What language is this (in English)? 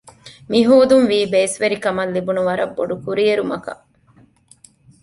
Divehi